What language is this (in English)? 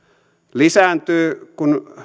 Finnish